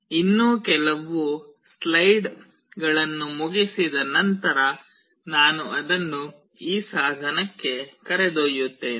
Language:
Kannada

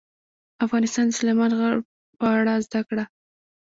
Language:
Pashto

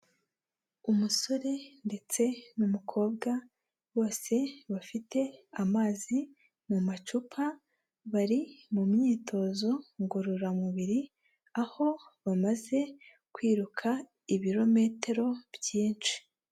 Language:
Kinyarwanda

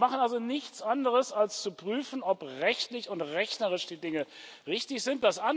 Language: German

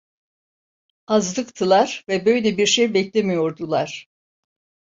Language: Turkish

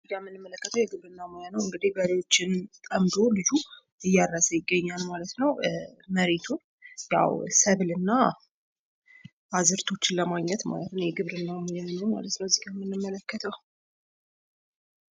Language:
Amharic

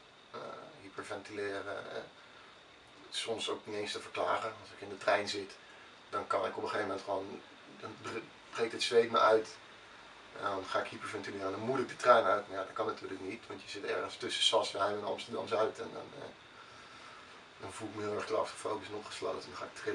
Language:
Dutch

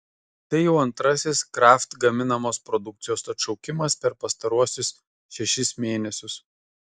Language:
Lithuanian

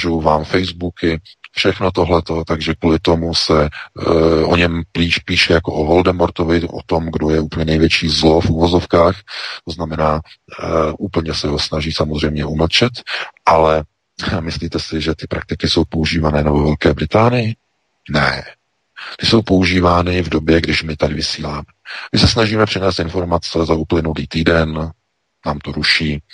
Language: Czech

